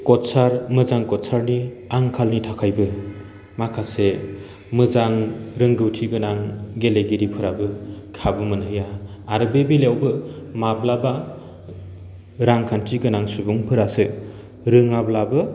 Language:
Bodo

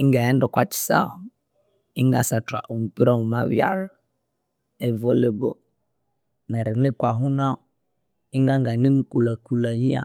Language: Konzo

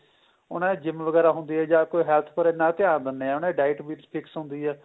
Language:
Punjabi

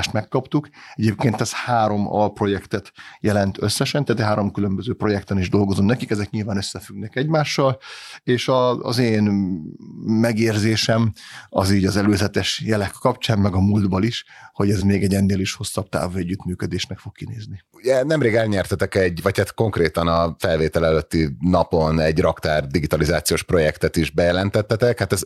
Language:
Hungarian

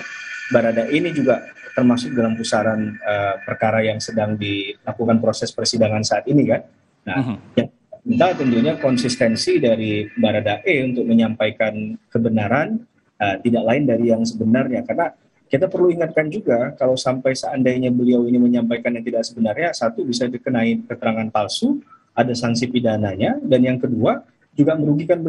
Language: Indonesian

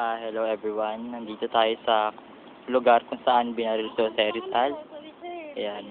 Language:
Filipino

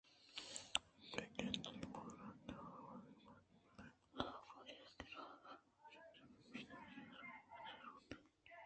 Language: Eastern Balochi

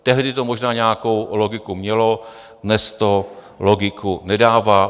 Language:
Czech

